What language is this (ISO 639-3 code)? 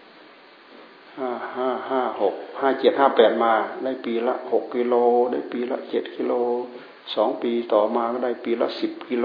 tha